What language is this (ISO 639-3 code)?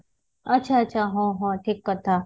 ori